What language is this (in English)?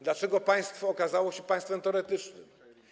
Polish